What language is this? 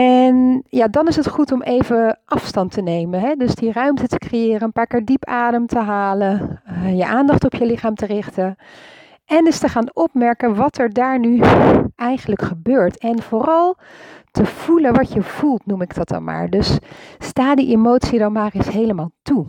Dutch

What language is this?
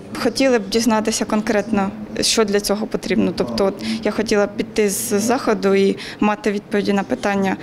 Ukrainian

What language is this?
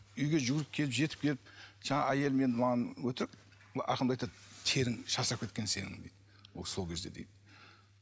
Kazakh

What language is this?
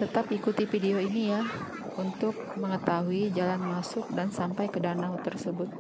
Indonesian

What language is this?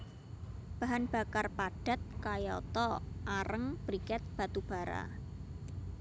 Javanese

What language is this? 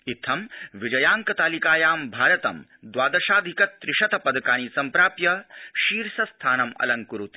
Sanskrit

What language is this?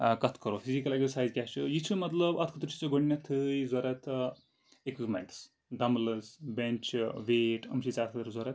Kashmiri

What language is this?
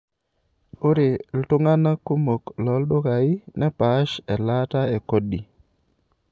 Masai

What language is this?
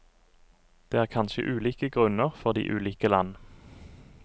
Norwegian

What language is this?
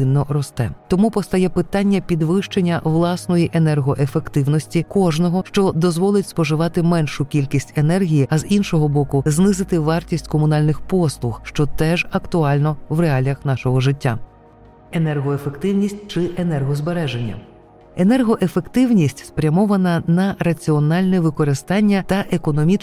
Ukrainian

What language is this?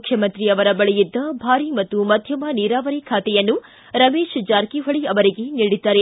Kannada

